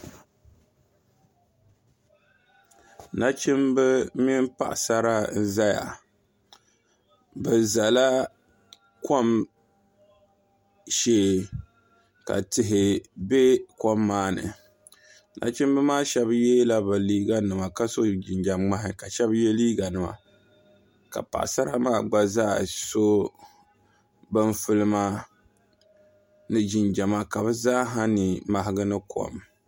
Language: Dagbani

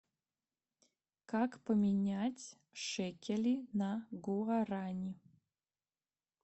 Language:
Russian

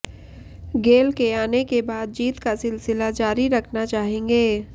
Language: Hindi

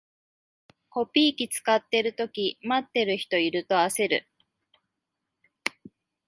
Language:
Japanese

